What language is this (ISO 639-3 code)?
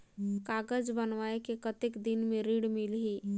hne